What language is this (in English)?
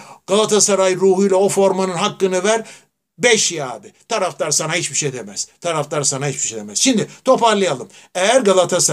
Turkish